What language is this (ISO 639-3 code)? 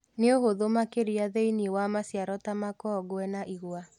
kik